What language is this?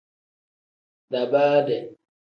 Tem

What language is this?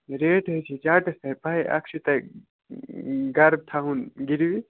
Kashmiri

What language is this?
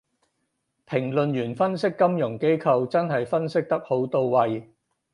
Cantonese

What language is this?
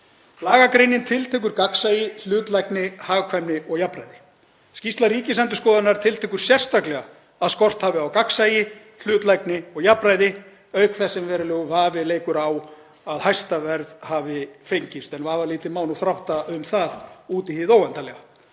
Icelandic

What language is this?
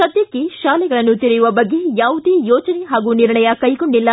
Kannada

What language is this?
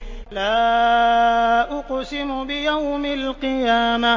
Arabic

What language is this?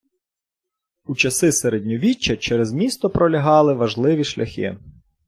Ukrainian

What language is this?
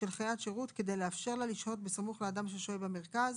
Hebrew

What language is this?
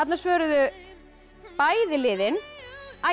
Icelandic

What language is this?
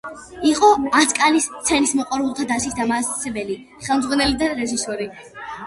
Georgian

